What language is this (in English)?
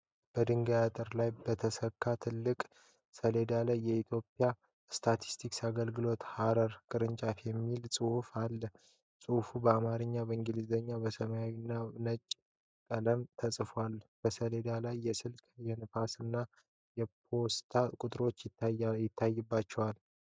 Amharic